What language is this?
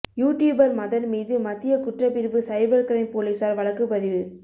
Tamil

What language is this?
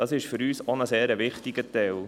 Swiss German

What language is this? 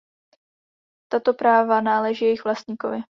Czech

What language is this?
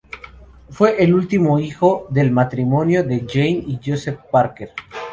Spanish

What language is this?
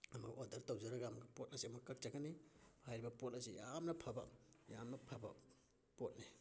Manipuri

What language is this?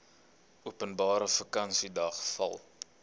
Afrikaans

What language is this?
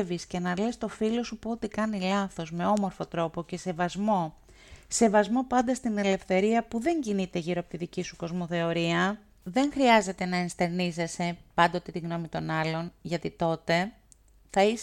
Greek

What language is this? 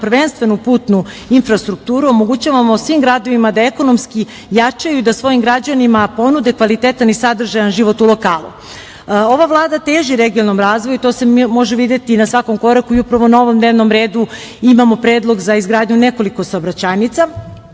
Serbian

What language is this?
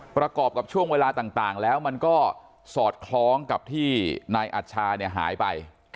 Thai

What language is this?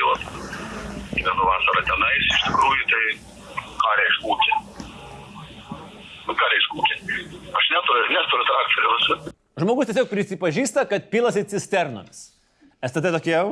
Lithuanian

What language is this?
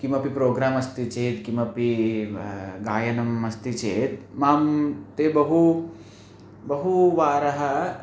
Sanskrit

